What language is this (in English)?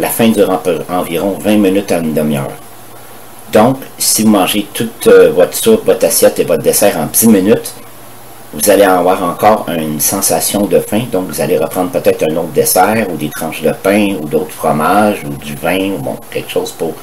French